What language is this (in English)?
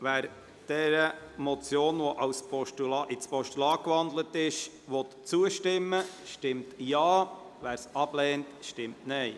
Swiss German